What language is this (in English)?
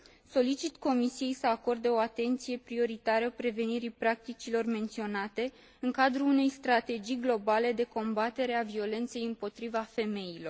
Romanian